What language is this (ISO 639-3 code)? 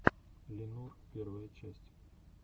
rus